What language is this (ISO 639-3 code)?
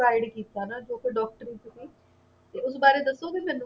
pan